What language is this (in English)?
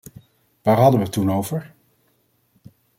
Dutch